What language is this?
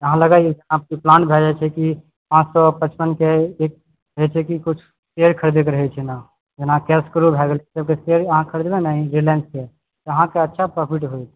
Maithili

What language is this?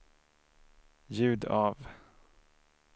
Swedish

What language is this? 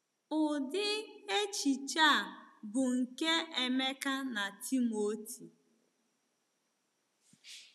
Igbo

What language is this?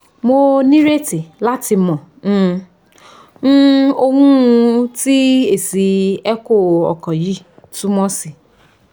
Yoruba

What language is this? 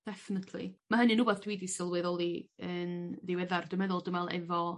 Welsh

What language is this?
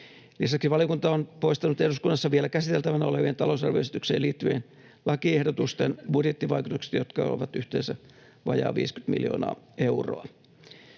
Finnish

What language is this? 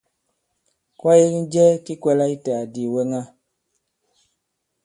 Bankon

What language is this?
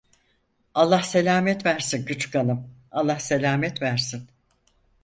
Turkish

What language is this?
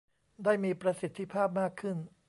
Thai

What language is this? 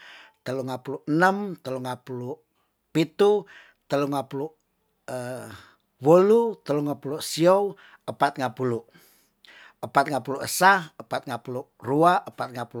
Tondano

